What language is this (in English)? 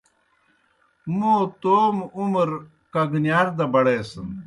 Kohistani Shina